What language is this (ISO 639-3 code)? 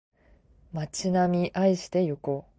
jpn